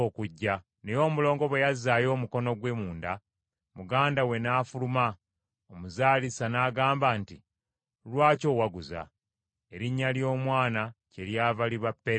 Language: Ganda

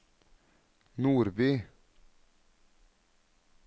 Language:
Norwegian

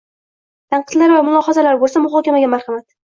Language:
Uzbek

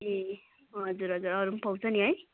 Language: Nepali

